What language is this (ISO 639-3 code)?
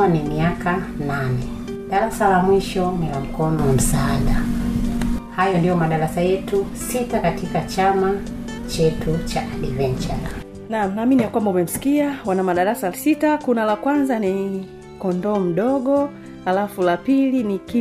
swa